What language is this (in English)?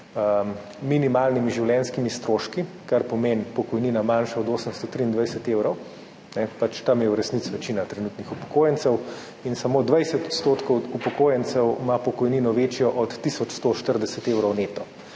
Slovenian